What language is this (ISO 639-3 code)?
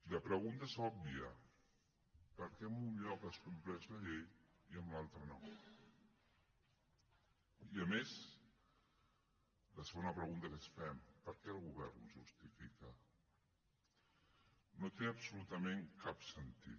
cat